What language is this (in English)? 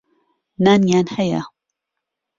Central Kurdish